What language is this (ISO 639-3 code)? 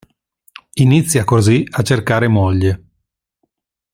ita